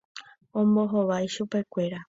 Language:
Guarani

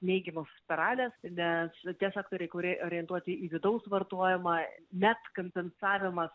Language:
Lithuanian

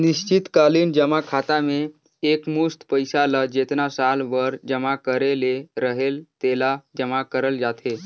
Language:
Chhattisgarhi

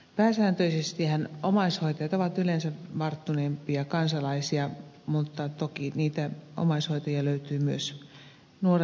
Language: Finnish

